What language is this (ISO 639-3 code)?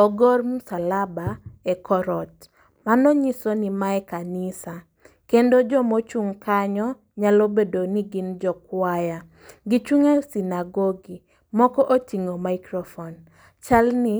luo